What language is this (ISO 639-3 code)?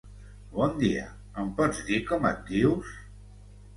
cat